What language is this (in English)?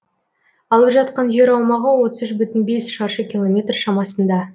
Kazakh